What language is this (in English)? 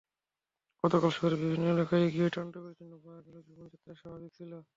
Bangla